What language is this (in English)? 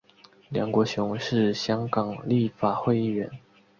Chinese